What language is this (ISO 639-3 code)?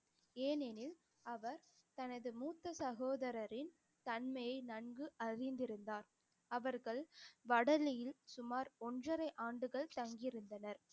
tam